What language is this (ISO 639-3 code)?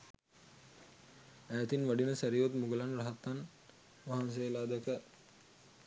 sin